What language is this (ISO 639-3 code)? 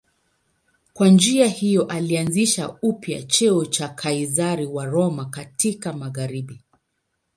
swa